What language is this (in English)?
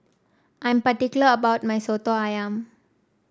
English